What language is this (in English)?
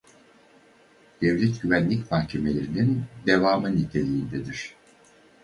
Turkish